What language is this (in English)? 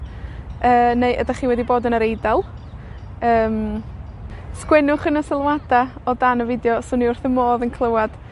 Welsh